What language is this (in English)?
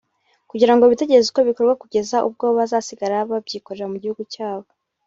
Kinyarwanda